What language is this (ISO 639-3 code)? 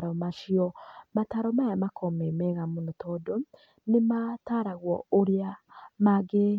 kik